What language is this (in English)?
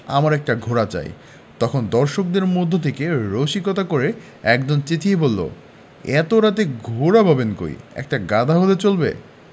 Bangla